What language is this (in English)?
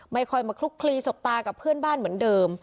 Thai